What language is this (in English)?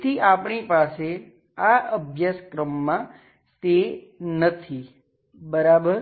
Gujarati